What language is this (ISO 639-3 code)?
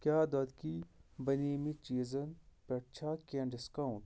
kas